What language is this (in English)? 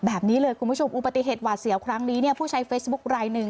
Thai